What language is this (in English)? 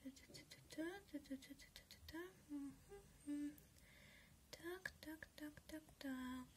Russian